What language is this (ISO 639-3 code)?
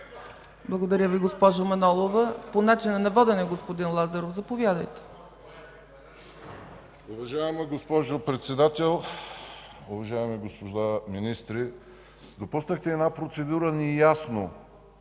bul